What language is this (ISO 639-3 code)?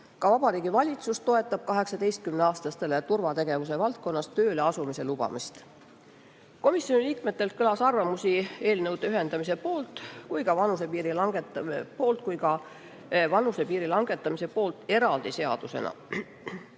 est